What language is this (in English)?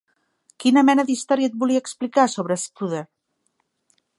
Catalan